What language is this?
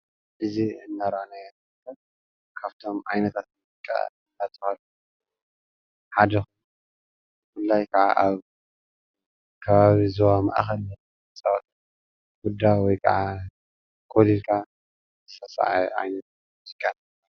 Tigrinya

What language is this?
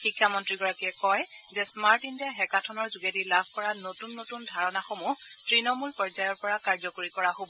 Assamese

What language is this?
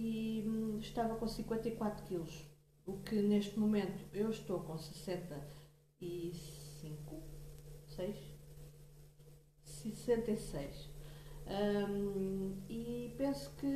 Portuguese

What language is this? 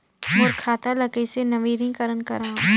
Chhattisgarhi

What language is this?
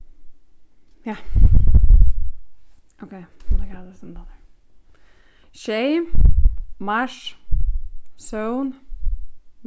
Faroese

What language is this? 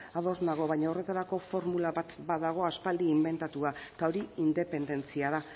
Basque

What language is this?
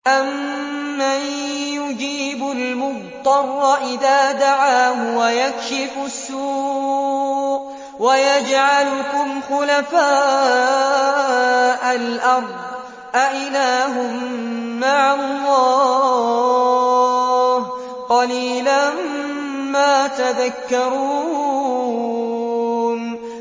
Arabic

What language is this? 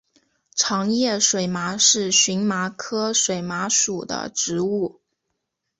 Chinese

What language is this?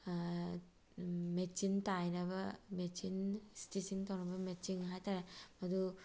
Manipuri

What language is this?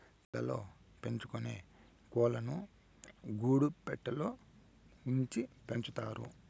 Telugu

